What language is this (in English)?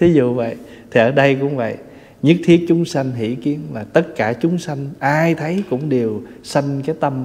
Vietnamese